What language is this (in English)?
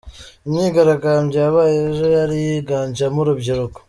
Kinyarwanda